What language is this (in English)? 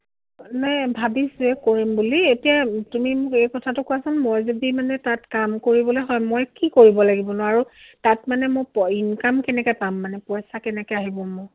Assamese